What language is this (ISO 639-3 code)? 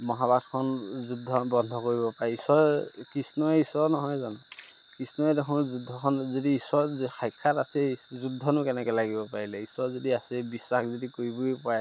asm